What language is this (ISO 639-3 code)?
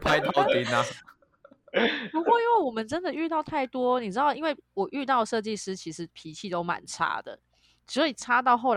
zho